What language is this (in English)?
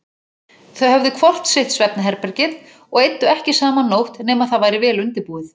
Icelandic